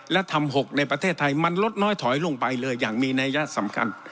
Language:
Thai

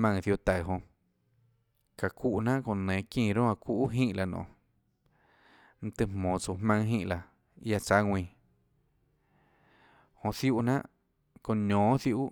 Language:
Tlacoatzintepec Chinantec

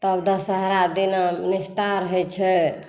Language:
Maithili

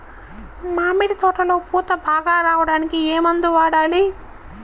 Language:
Telugu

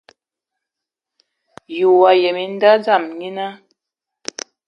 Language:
Ewondo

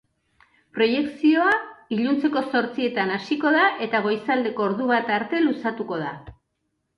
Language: Basque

